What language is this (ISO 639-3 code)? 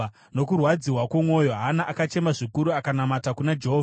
sna